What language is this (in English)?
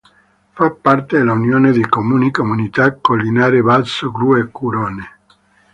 Italian